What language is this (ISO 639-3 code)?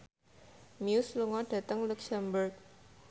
jav